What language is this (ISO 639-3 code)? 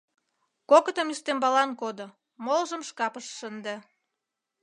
chm